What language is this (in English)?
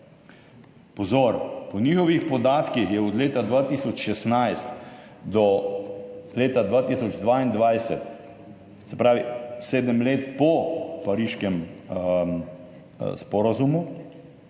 Slovenian